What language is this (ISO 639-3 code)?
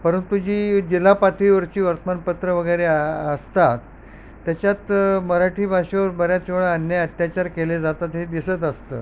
mar